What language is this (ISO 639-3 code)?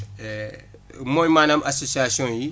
wol